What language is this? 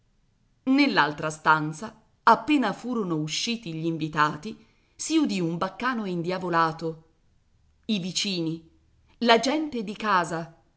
Italian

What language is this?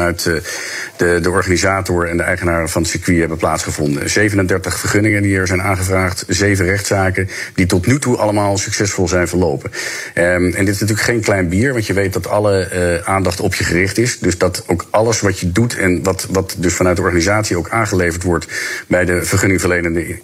Dutch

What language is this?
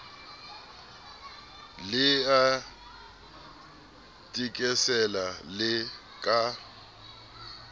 Southern Sotho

